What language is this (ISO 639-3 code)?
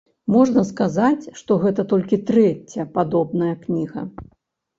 bel